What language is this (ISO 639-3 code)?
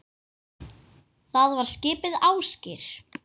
isl